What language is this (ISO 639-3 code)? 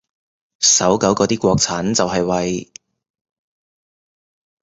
yue